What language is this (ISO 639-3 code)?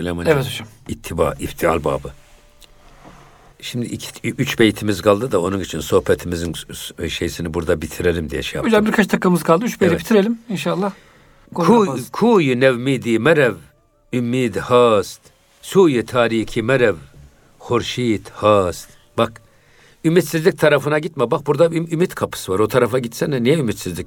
tur